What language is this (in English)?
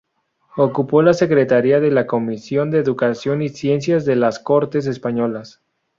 Spanish